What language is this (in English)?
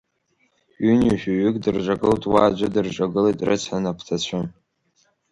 Abkhazian